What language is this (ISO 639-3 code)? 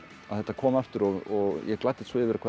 isl